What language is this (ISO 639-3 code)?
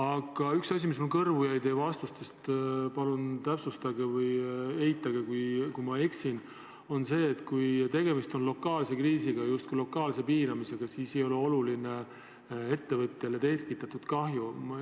est